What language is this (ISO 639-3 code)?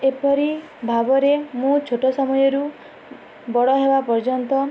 ori